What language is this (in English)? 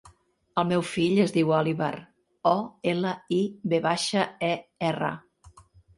Catalan